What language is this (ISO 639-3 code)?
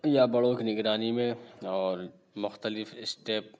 urd